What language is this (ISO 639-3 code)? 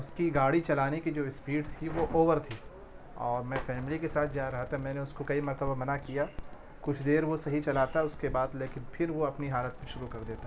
urd